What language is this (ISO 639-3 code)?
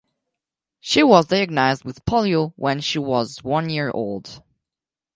eng